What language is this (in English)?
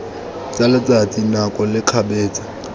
Tswana